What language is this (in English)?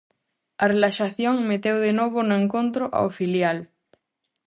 Galician